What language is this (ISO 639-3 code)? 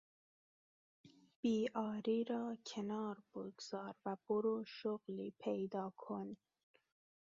fas